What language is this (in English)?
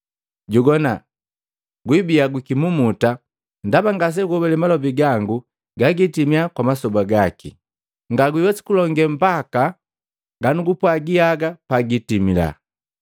Matengo